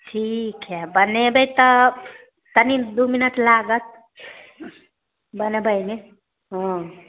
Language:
Maithili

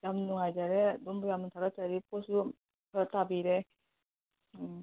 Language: Manipuri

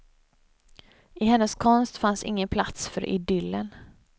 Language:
Swedish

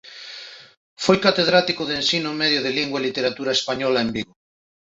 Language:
Galician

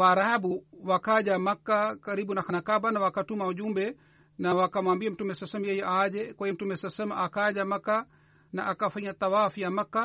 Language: Swahili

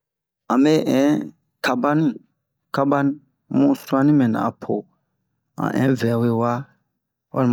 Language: Bomu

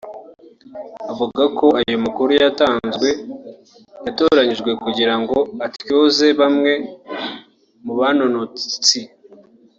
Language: Kinyarwanda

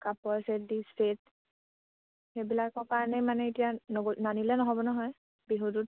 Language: Assamese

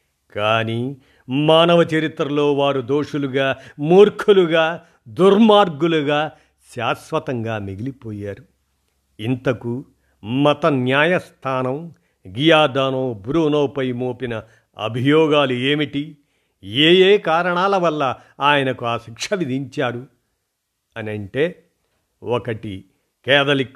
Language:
Telugu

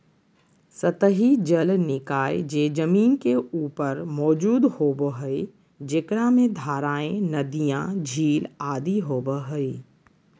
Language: Magahi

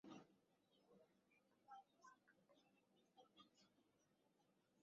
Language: Bangla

